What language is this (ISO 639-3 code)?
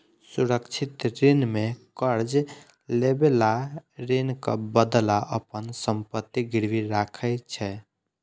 mai